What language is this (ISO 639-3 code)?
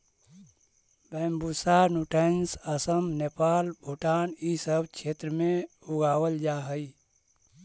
mag